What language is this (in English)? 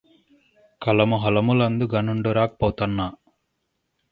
Telugu